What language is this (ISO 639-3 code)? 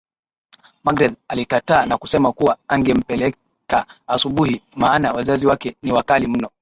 swa